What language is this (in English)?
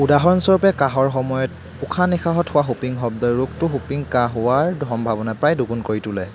Assamese